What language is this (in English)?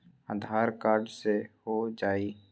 Magahi